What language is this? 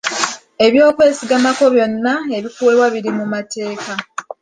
Ganda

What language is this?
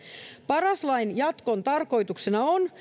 Finnish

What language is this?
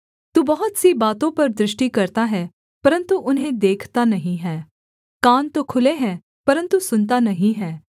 Hindi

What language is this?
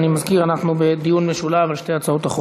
Hebrew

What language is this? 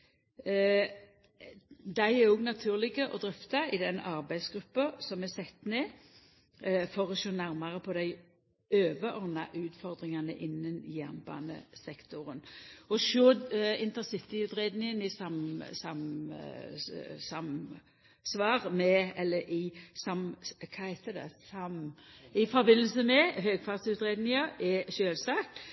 Norwegian Nynorsk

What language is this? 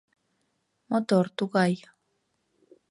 Mari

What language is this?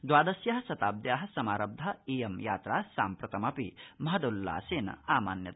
Sanskrit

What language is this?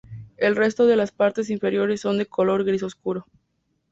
Spanish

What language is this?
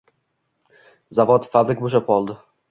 Uzbek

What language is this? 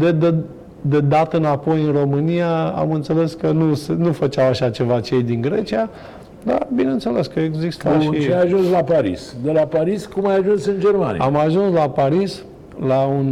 Romanian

